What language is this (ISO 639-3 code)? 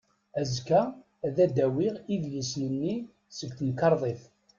kab